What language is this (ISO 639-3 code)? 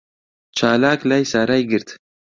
ckb